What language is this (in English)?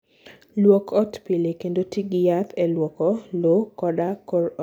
Luo (Kenya and Tanzania)